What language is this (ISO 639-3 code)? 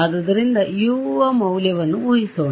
kan